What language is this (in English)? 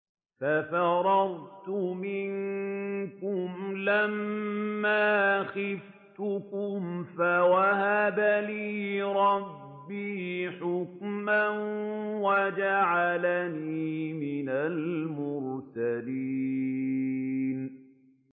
Arabic